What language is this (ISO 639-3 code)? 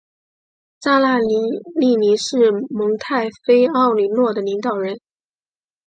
zho